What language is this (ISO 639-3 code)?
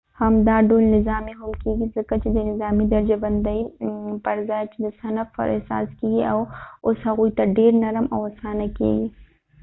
pus